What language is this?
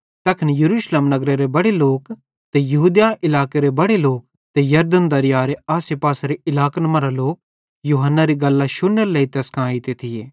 Bhadrawahi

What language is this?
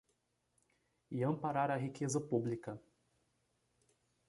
Portuguese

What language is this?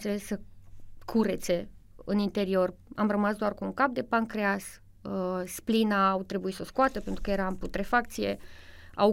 Romanian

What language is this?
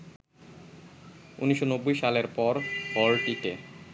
Bangla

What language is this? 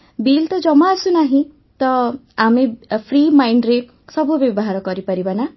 Odia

